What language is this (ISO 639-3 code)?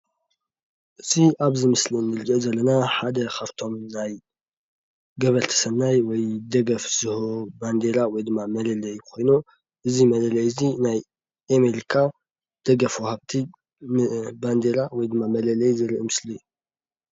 tir